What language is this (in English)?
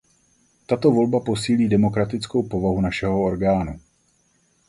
Czech